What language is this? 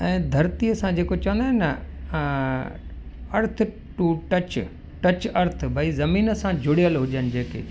Sindhi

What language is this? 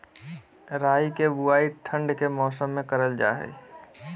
Magahi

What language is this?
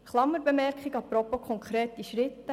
Swiss German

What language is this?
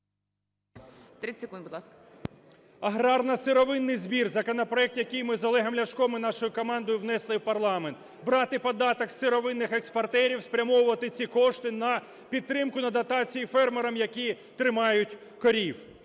Ukrainian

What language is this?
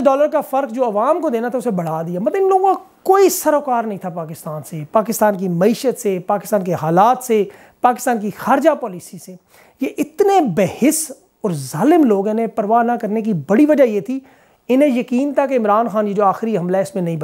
Hindi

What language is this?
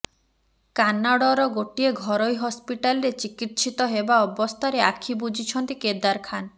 Odia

